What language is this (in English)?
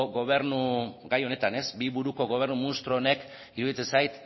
Basque